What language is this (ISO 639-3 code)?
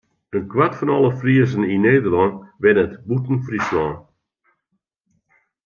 fry